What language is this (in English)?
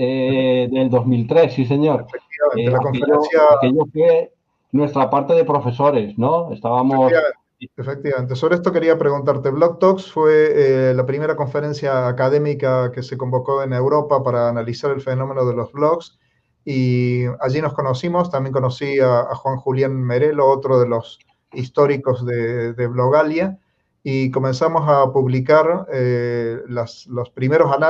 Spanish